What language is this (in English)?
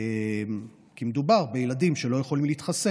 Hebrew